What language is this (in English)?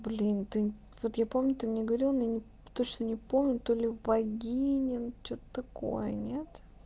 Russian